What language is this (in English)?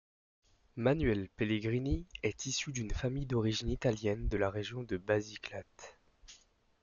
French